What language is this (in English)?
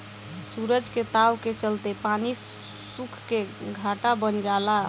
Bhojpuri